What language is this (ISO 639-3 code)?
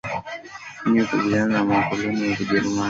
swa